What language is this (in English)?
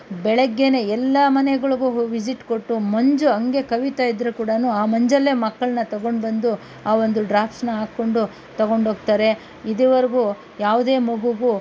Kannada